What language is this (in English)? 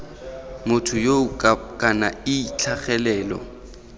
Tswana